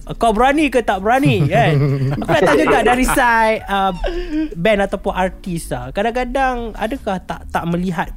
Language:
Malay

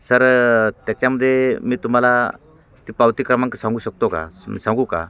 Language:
Marathi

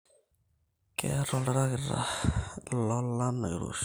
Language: Masai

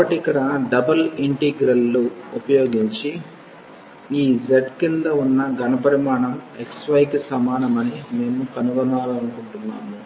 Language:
Telugu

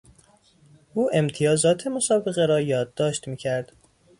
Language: Persian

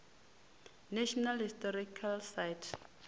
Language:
Venda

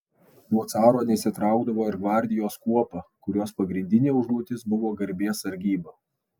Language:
Lithuanian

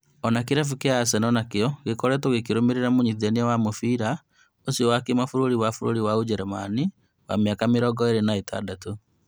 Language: Kikuyu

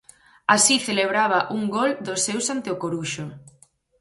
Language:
Galician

